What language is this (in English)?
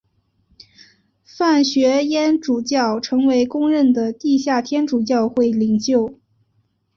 Chinese